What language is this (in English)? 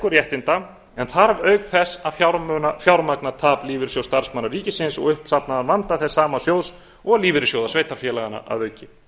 Icelandic